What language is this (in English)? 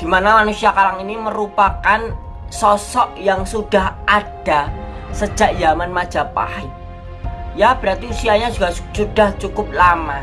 Indonesian